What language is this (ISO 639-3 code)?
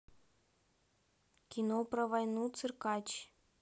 rus